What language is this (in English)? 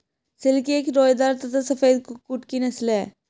Hindi